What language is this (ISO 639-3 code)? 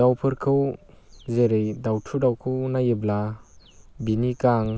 brx